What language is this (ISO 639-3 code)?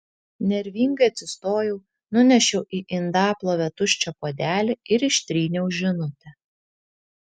lit